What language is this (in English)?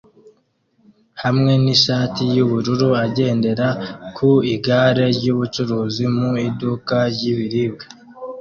Kinyarwanda